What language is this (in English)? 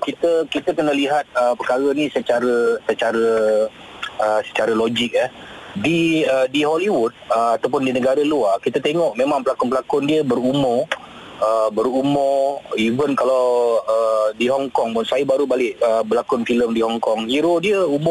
Malay